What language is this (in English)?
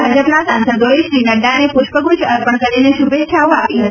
Gujarati